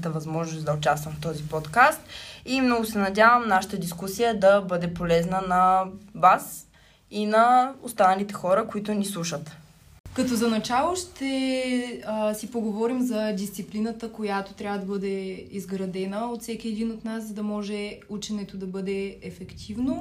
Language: Bulgarian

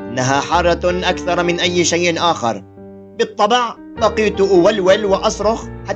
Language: Arabic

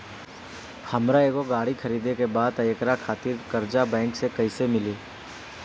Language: Bhojpuri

